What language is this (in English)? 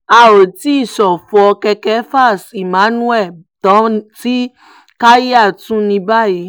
Yoruba